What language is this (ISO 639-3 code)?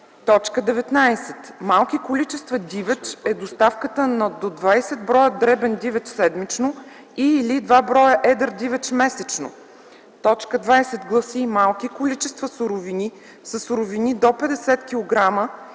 bul